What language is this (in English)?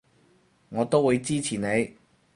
Cantonese